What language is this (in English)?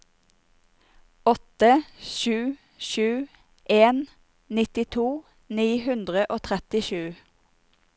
Norwegian